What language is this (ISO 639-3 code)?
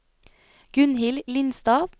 nor